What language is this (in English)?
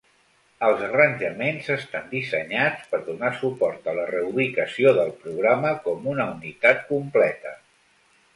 Catalan